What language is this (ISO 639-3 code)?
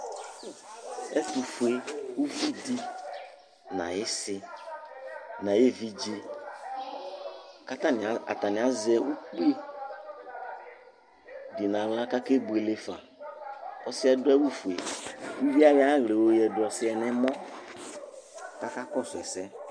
kpo